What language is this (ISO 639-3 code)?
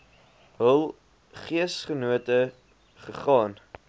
afr